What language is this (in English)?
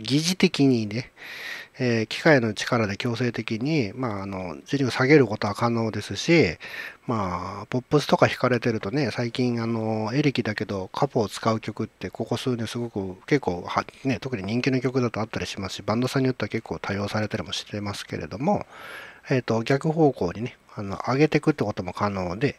Japanese